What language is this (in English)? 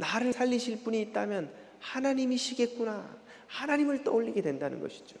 Korean